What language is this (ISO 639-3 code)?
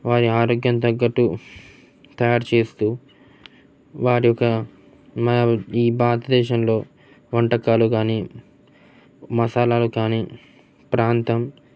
tel